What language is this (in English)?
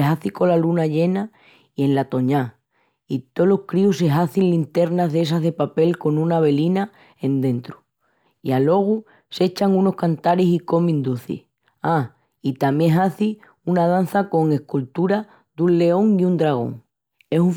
Extremaduran